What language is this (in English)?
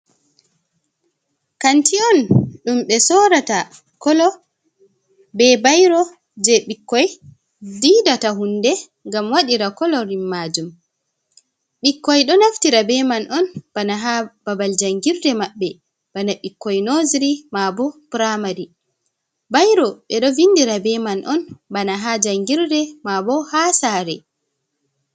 Fula